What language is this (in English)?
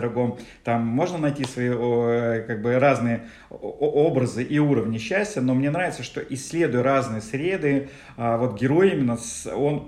Russian